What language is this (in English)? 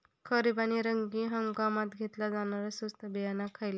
Marathi